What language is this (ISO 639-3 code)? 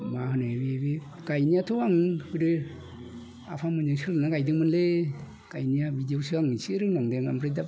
brx